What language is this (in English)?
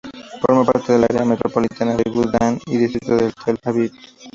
Spanish